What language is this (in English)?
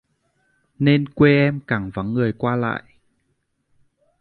Vietnamese